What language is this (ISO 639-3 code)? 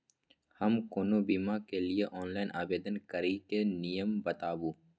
mai